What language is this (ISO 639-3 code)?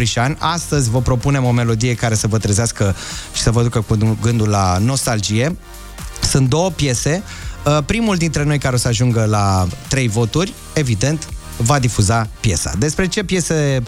ron